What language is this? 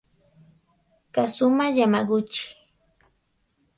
Spanish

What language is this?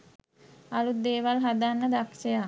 Sinhala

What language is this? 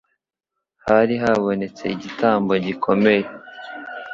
Kinyarwanda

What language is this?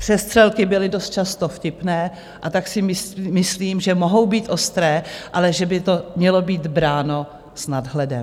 Czech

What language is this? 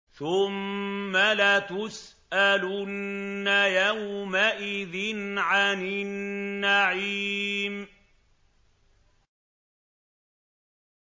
Arabic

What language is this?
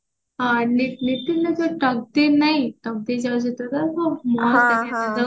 Odia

